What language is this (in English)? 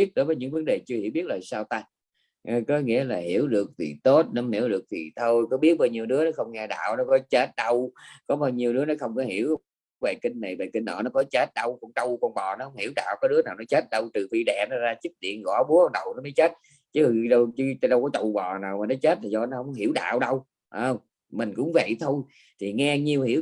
Vietnamese